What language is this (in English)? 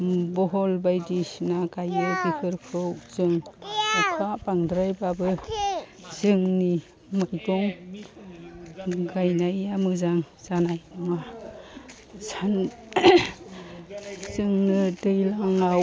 Bodo